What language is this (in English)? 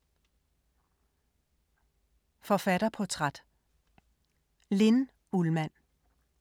Danish